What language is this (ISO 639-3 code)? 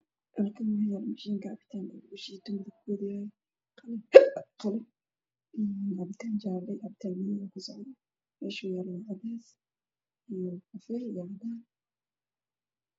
som